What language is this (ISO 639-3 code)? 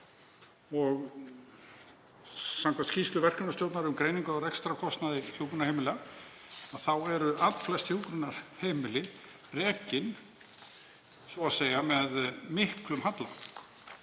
isl